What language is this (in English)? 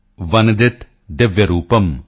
Punjabi